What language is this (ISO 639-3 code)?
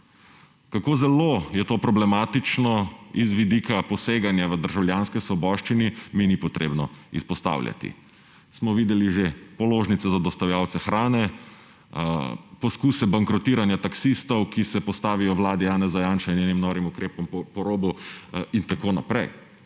slv